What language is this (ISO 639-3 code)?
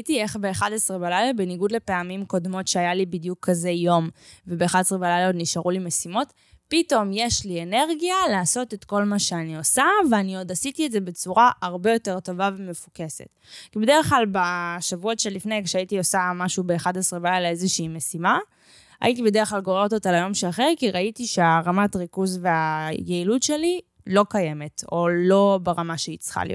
heb